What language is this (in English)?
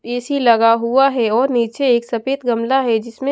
Hindi